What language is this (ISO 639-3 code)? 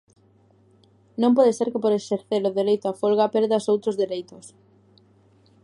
glg